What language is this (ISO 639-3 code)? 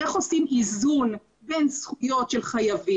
heb